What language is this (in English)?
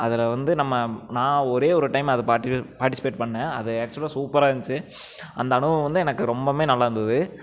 Tamil